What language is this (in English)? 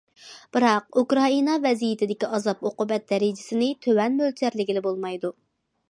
Uyghur